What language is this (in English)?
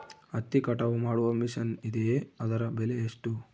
Kannada